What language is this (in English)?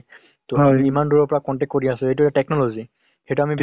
Assamese